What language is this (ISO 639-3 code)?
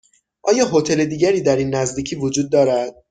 fas